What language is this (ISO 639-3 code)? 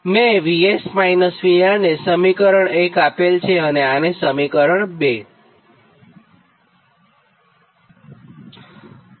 guj